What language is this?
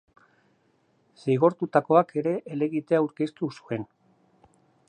Basque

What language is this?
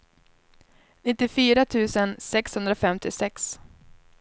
Swedish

